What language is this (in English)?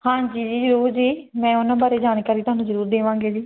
Punjabi